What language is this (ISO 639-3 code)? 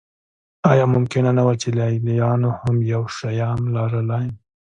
pus